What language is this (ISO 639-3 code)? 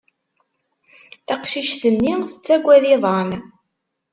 kab